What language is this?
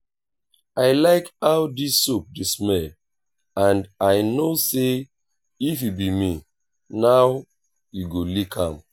Nigerian Pidgin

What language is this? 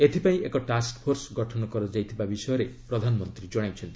Odia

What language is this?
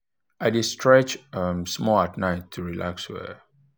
Nigerian Pidgin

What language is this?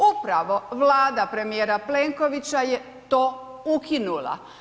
Croatian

